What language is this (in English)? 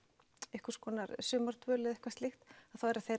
Icelandic